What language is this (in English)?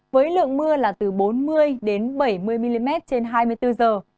Vietnamese